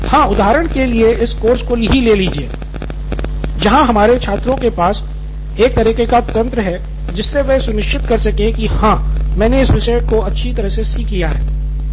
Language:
Hindi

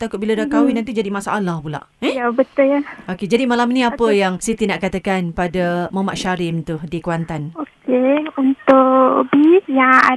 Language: Malay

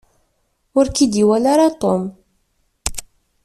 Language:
Kabyle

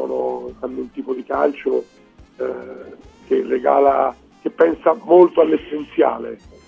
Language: Italian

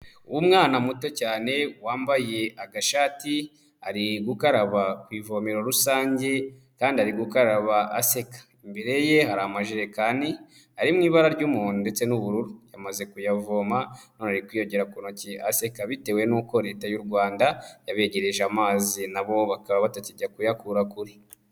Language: Kinyarwanda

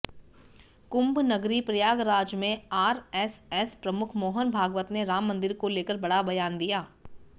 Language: Hindi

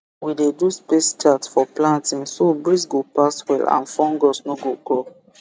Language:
Nigerian Pidgin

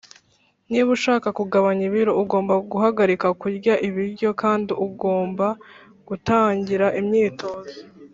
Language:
Kinyarwanda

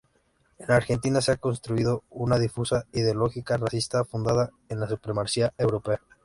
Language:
Spanish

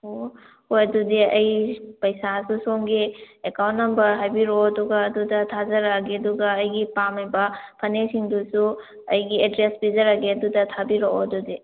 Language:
Manipuri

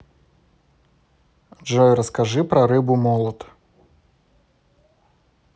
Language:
Russian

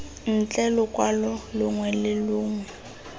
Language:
Tswana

